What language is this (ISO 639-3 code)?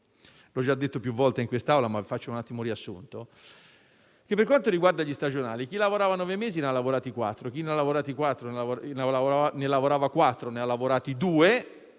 ita